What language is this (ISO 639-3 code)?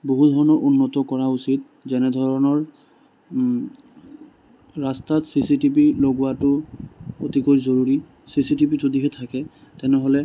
asm